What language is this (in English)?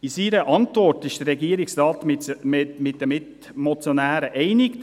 Swiss German